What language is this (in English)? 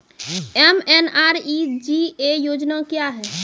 Maithili